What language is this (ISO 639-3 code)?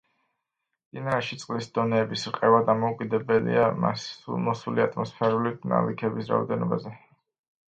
kat